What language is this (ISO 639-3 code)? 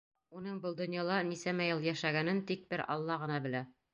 bak